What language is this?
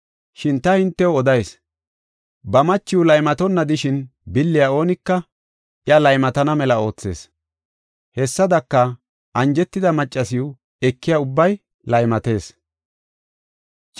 Gofa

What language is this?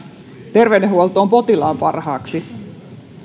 Finnish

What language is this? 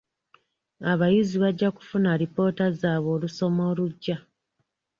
Ganda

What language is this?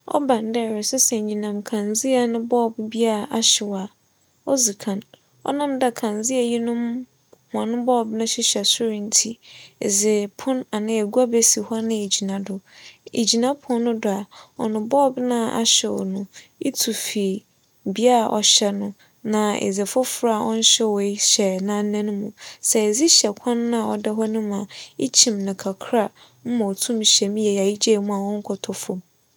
Akan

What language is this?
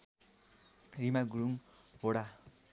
Nepali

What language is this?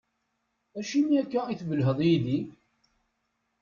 Kabyle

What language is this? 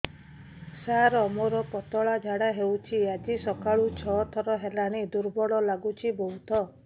Odia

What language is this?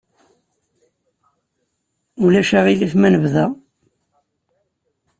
Kabyle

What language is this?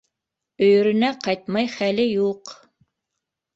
Bashkir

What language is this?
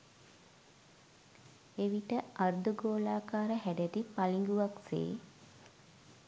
Sinhala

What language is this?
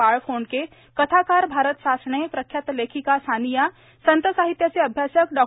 Marathi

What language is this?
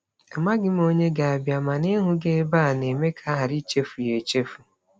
Igbo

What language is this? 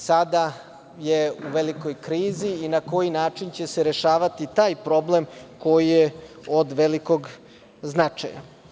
Serbian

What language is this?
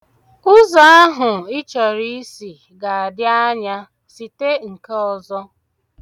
Igbo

